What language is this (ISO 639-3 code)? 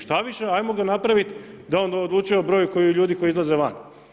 hrv